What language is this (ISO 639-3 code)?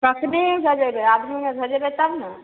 mai